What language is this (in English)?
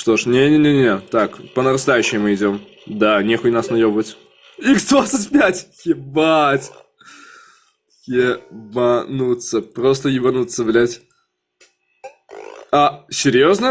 Russian